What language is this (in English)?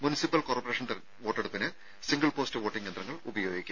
Malayalam